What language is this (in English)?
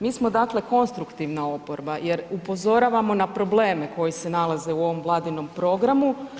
Croatian